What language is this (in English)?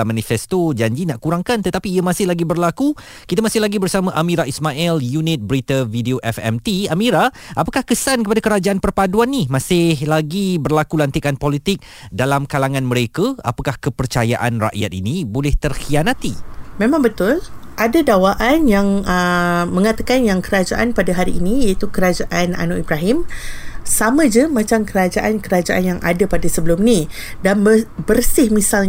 Malay